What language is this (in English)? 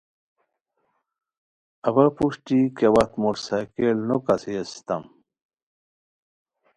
Khowar